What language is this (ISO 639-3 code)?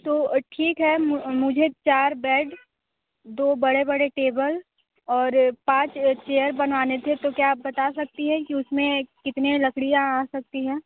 hin